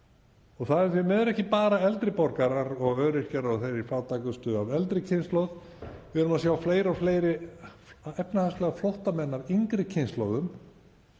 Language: Icelandic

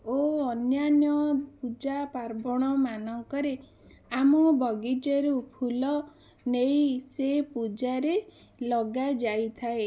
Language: Odia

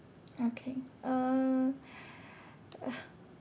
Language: English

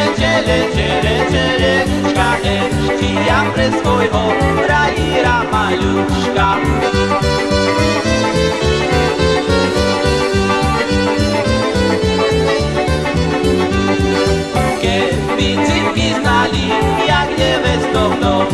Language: Slovak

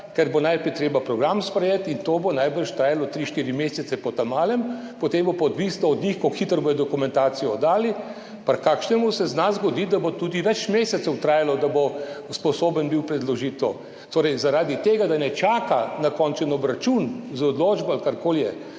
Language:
Slovenian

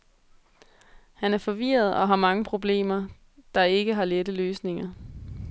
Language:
Danish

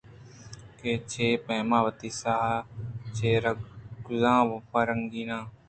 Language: Eastern Balochi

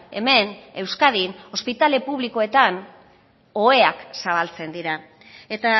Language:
Basque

